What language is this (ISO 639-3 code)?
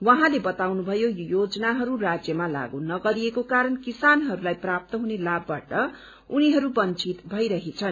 nep